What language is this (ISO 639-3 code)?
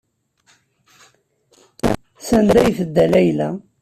kab